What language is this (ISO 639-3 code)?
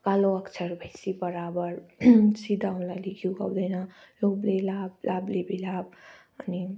nep